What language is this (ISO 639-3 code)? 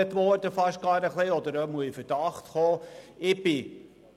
gsw